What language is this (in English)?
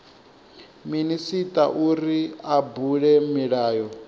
Venda